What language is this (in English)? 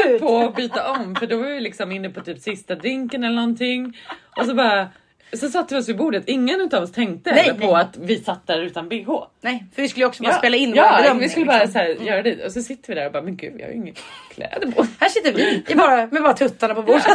Swedish